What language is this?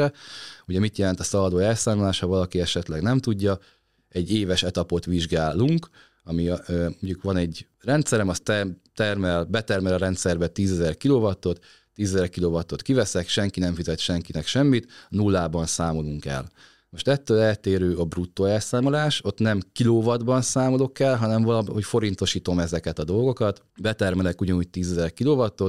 Hungarian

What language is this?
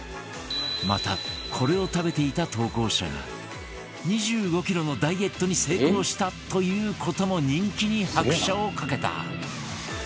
Japanese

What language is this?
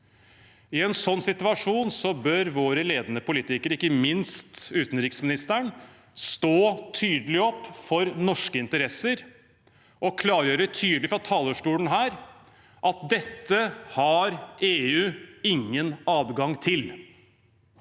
Norwegian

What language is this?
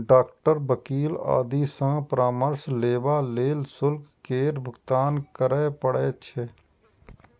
Maithili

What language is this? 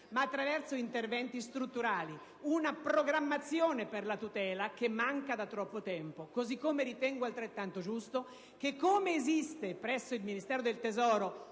Italian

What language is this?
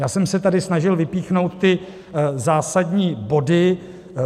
Czech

